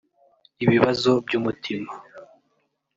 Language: Kinyarwanda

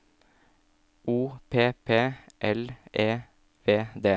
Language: Norwegian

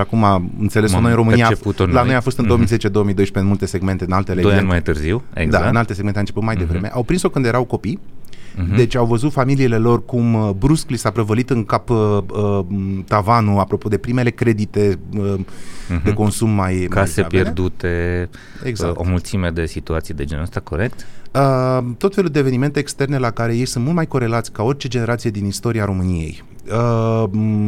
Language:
Romanian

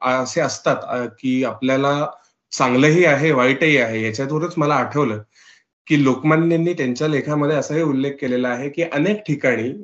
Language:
Marathi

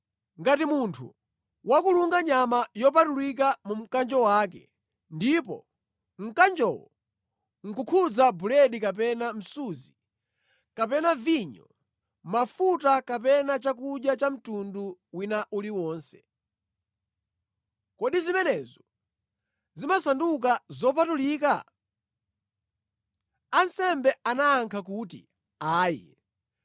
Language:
Nyanja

